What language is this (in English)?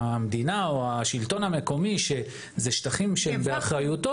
Hebrew